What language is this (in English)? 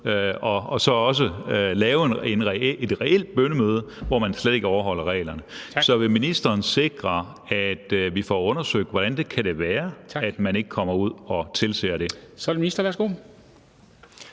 Danish